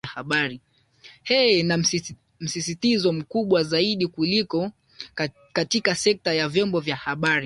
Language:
Swahili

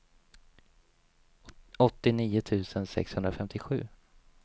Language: Swedish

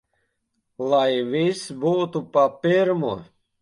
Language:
Latvian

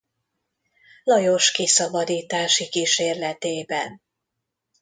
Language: Hungarian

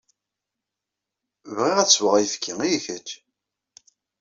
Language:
Kabyle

